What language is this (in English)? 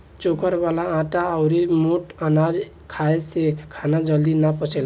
Bhojpuri